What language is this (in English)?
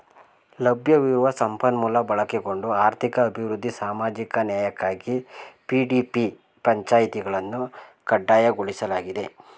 Kannada